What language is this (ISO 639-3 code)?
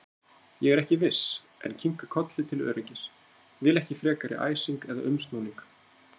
isl